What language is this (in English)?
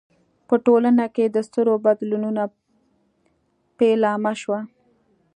Pashto